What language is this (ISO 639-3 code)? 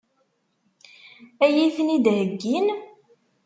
kab